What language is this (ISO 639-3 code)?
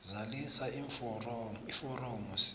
nbl